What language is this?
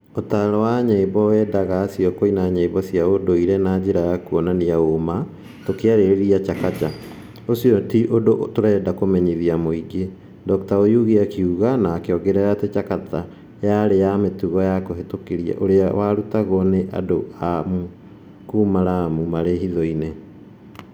Kikuyu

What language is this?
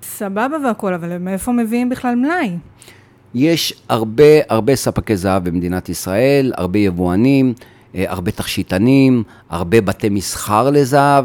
Hebrew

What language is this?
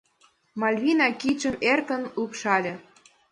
Mari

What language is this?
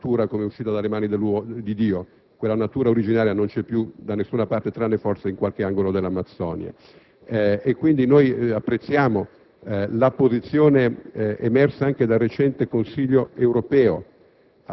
Italian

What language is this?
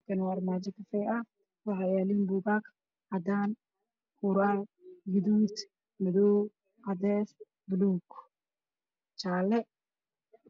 Somali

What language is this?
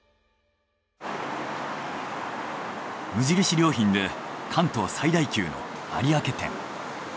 Japanese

